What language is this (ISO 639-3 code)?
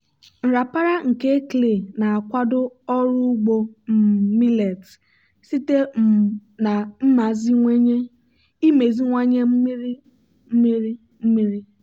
ibo